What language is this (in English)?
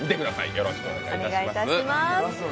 Japanese